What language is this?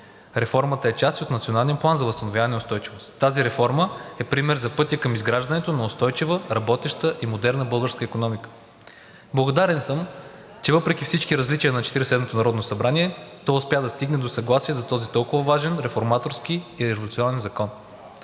Bulgarian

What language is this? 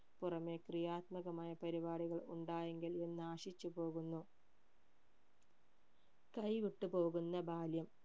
Malayalam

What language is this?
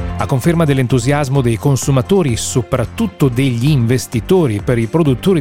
Italian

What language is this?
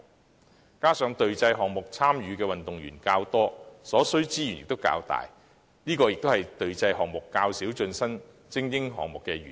Cantonese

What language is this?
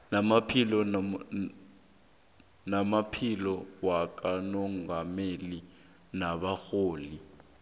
South Ndebele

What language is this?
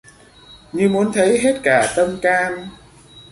Vietnamese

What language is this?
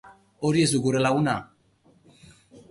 Basque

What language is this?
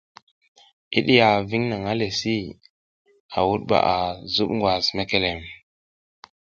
South Giziga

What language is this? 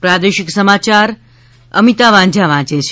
Gujarati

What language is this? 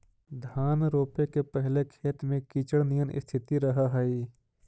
Magahi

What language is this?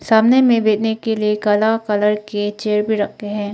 Hindi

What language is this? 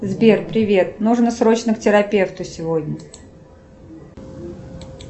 Russian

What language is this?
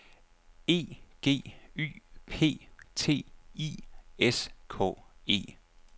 Danish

